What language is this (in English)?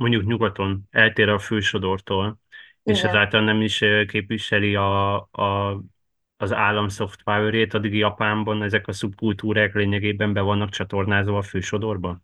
Hungarian